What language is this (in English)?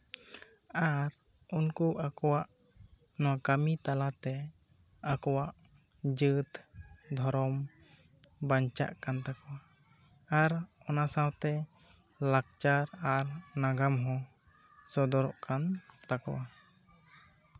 Santali